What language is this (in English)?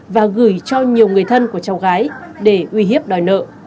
Vietnamese